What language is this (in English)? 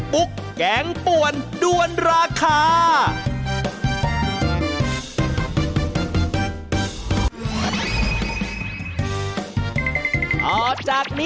Thai